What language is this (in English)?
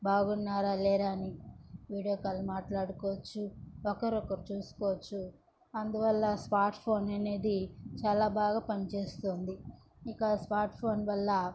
Telugu